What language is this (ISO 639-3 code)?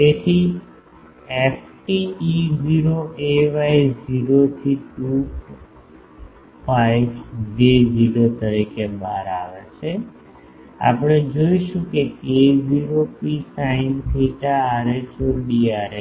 guj